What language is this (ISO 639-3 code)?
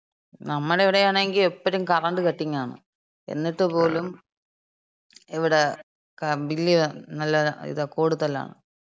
mal